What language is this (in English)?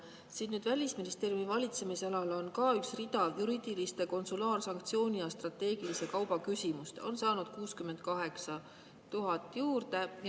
Estonian